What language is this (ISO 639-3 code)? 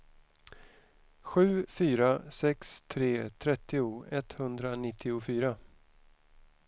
swe